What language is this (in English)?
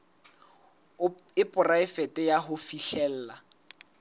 Southern Sotho